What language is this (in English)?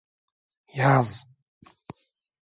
Turkish